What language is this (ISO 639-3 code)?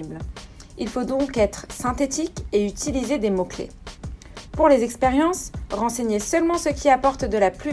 fra